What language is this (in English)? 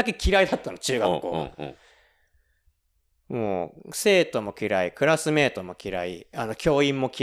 Japanese